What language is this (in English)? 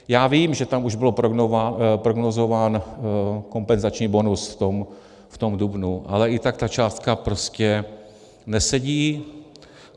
Czech